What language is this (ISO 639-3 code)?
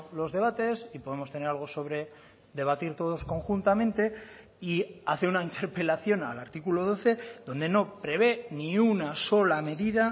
spa